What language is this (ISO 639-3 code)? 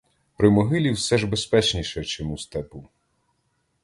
ukr